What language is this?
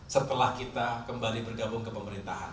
Indonesian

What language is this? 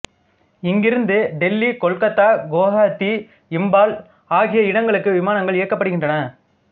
Tamil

